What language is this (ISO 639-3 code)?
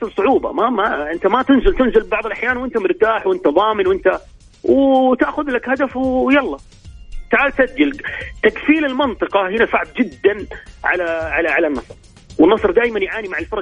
ara